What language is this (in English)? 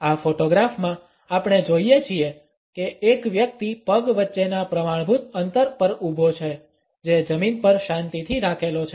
Gujarati